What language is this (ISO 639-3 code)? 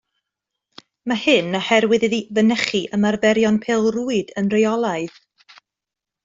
cym